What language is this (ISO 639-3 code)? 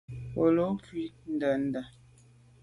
byv